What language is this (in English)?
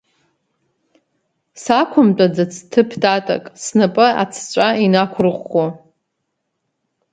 Abkhazian